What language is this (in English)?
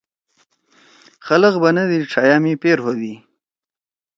Torwali